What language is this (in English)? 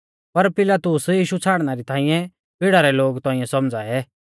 Mahasu Pahari